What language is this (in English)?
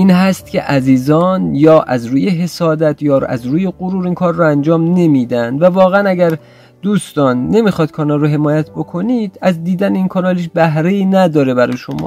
Persian